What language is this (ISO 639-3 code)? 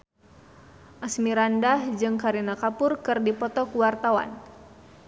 sun